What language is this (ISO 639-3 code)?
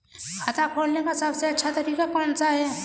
hin